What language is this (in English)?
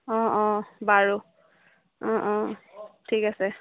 Assamese